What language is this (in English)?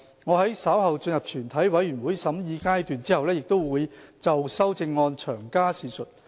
Cantonese